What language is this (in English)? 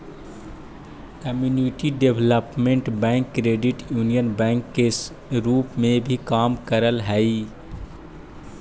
Magahi